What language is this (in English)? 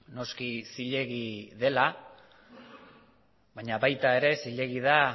Basque